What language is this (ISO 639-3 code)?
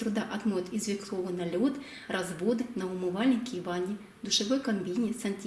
rus